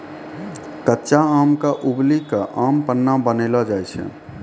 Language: Maithili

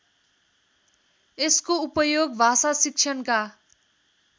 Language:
Nepali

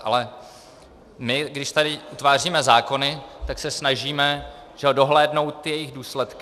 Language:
Czech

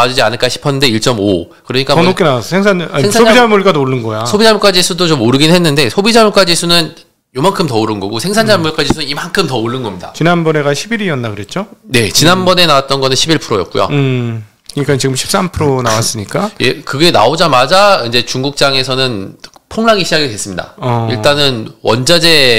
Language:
Korean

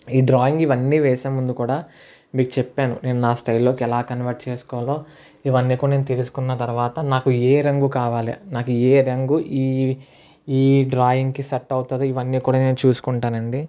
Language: Telugu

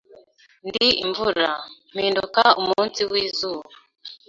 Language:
Kinyarwanda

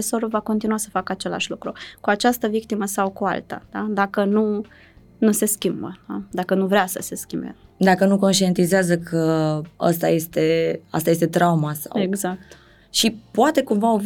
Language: Romanian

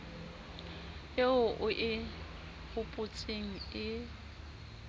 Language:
Southern Sotho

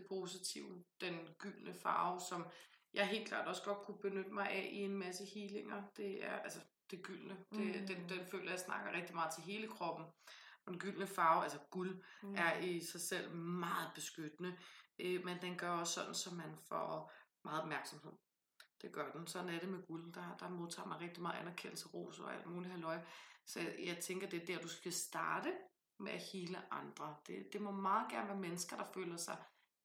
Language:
Danish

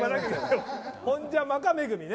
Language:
Japanese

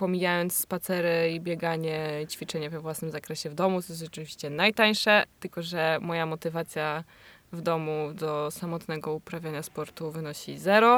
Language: Polish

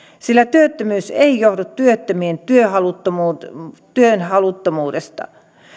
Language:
Finnish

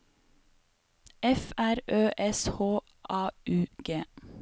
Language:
Norwegian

